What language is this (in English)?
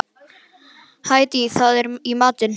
Icelandic